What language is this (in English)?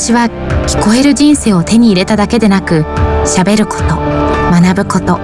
Japanese